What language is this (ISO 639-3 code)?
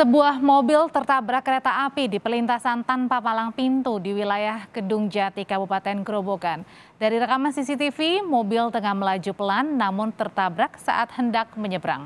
ind